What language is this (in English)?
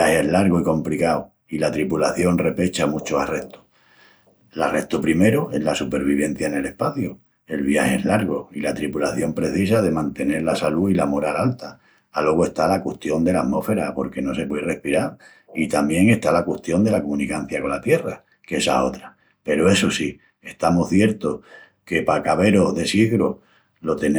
Extremaduran